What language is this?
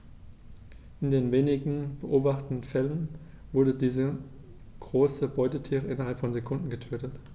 German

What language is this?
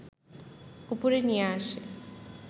Bangla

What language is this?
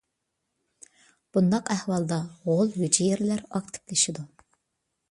Uyghur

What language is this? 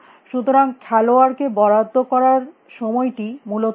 Bangla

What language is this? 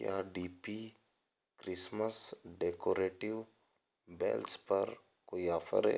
Hindi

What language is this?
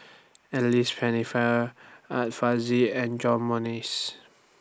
English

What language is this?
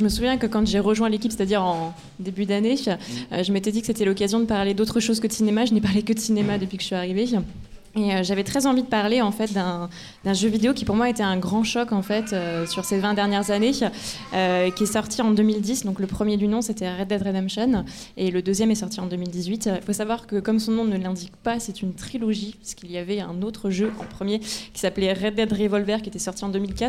French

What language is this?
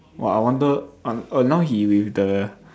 English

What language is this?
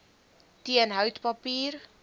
Afrikaans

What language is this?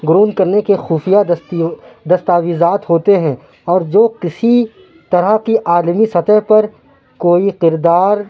Urdu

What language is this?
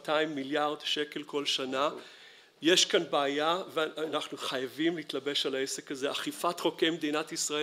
Hebrew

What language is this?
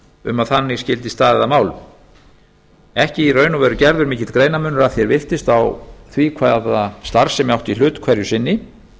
Icelandic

